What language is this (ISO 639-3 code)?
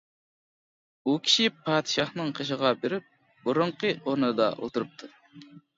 uig